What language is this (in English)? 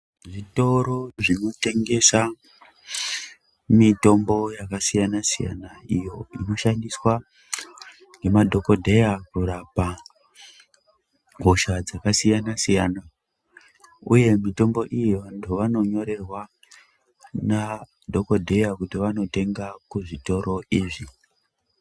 Ndau